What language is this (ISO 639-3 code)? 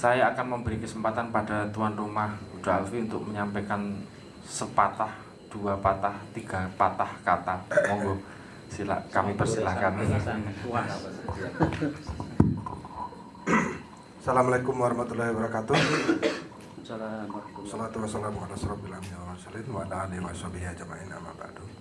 ind